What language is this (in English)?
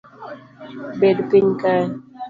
Luo (Kenya and Tanzania)